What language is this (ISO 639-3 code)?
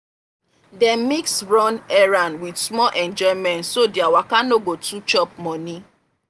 pcm